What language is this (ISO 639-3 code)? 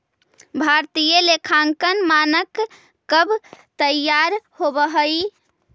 mag